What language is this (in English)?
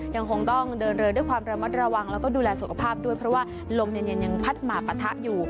Thai